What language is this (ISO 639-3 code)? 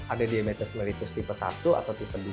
ind